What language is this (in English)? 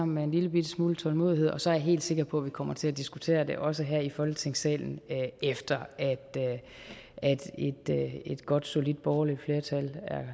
Danish